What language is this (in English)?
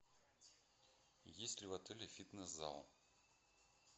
Russian